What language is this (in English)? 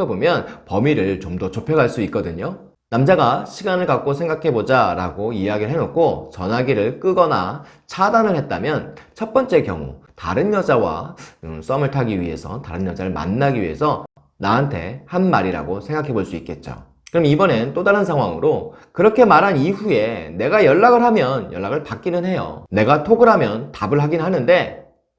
Korean